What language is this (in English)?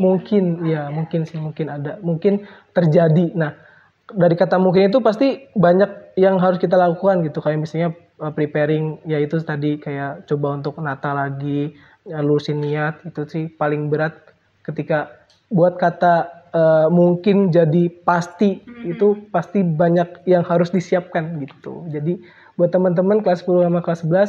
Indonesian